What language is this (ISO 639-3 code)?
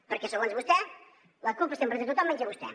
cat